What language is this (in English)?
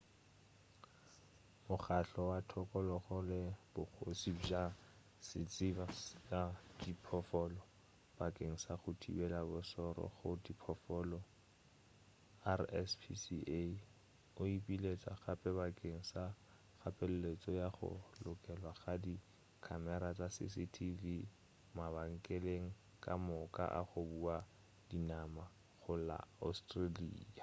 Northern Sotho